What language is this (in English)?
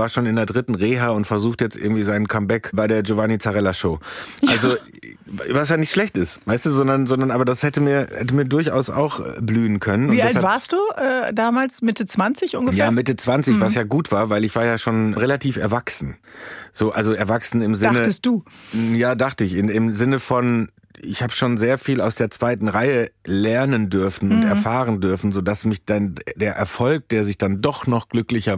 German